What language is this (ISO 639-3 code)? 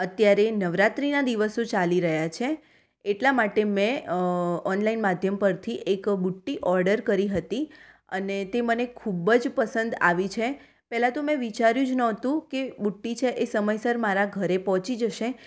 guj